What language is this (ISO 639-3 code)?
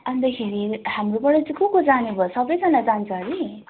nep